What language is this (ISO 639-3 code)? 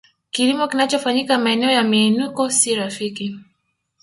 swa